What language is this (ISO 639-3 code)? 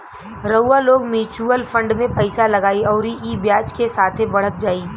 bho